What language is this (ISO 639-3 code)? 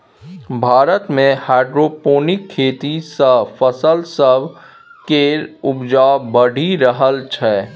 mai